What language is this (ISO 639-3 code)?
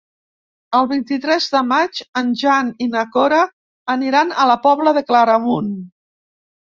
cat